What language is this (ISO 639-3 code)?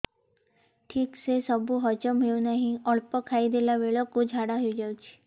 ori